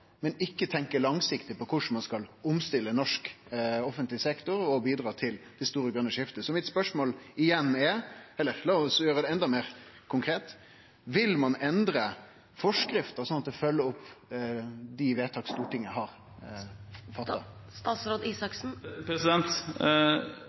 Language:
Norwegian Nynorsk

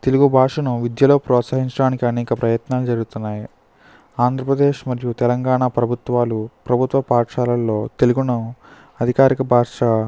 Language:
Telugu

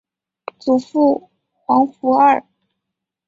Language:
Chinese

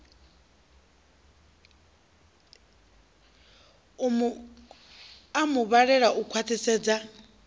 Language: Venda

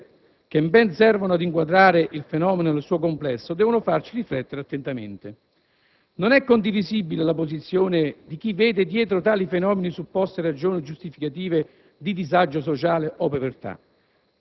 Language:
Italian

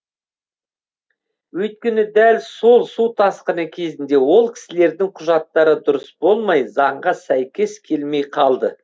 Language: Kazakh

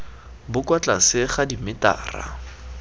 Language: Tswana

